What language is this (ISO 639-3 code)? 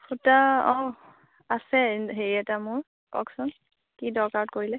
asm